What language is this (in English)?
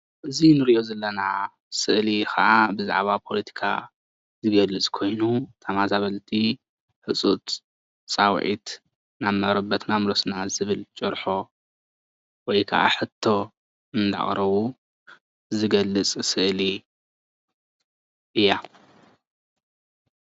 Tigrinya